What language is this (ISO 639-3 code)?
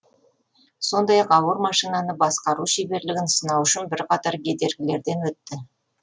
kaz